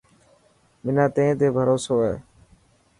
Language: Dhatki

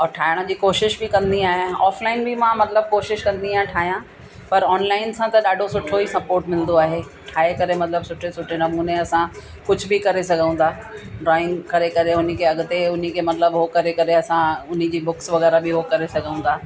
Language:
Sindhi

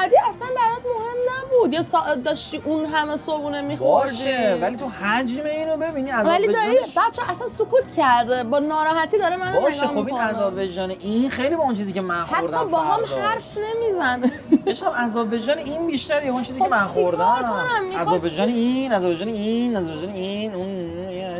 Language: Persian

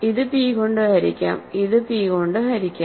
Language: Malayalam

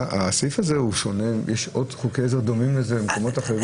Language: Hebrew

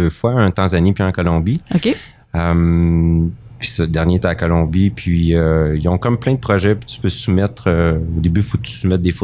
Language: French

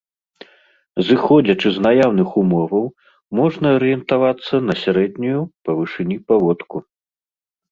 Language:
Belarusian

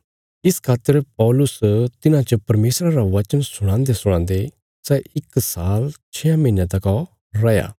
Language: Bilaspuri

